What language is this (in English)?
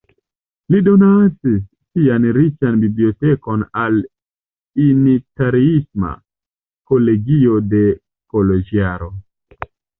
Esperanto